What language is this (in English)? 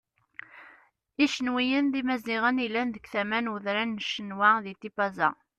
Kabyle